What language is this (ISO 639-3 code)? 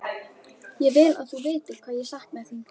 isl